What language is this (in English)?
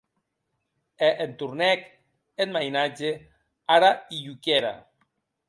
Occitan